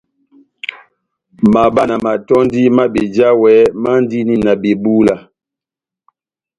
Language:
Batanga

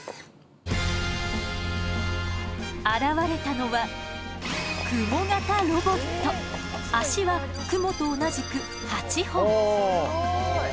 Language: Japanese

